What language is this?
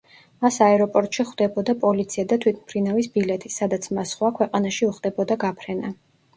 Georgian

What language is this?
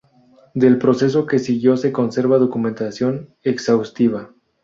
Spanish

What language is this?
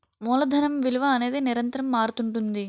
Telugu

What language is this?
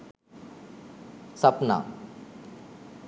Sinhala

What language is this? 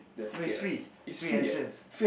English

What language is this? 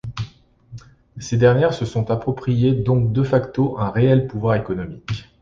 French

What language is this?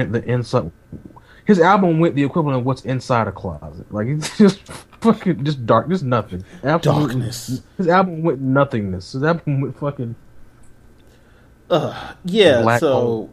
English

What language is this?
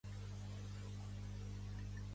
Catalan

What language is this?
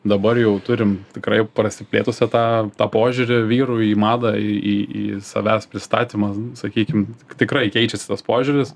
Lithuanian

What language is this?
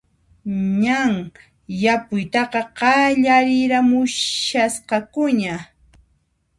Puno Quechua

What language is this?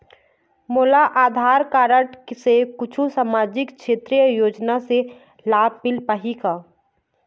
Chhattisgarhi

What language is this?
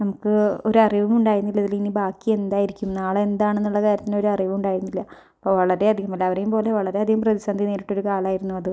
Malayalam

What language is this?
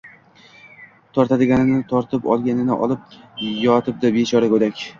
Uzbek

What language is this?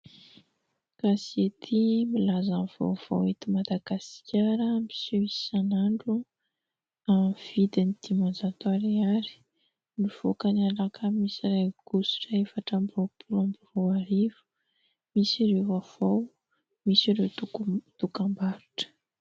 Malagasy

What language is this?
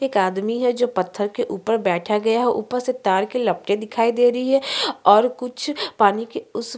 Hindi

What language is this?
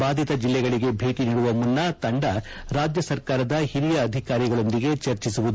Kannada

